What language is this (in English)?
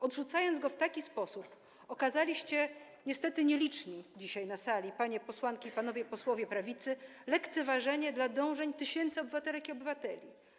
Polish